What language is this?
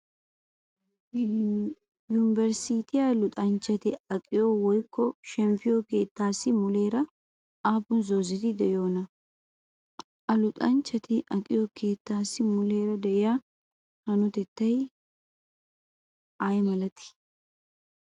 Wolaytta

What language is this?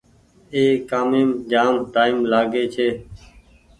Goaria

